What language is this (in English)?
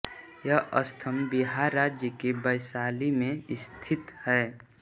Hindi